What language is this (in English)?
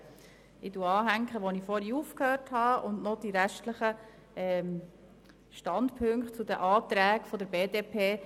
Swiss German